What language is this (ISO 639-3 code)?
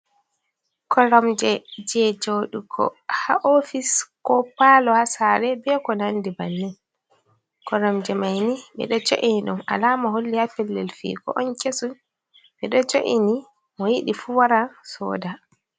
ful